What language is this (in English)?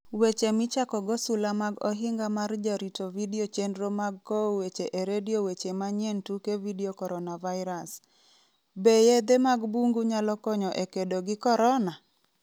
Luo (Kenya and Tanzania)